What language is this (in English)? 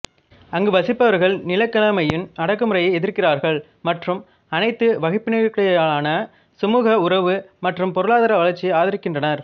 Tamil